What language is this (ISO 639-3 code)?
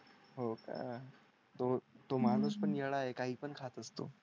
mar